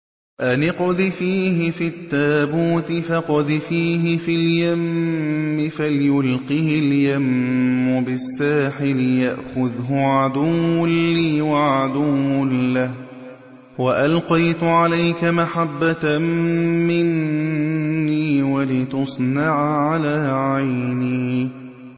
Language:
Arabic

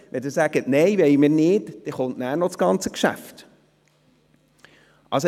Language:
Swiss German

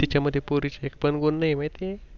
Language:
Marathi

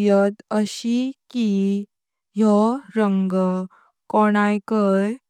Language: Konkani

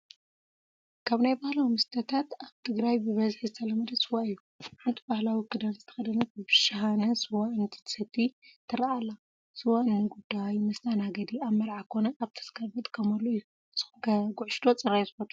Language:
Tigrinya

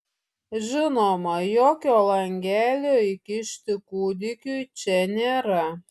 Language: Lithuanian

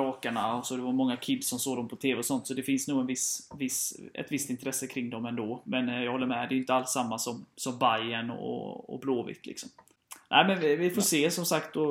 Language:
Swedish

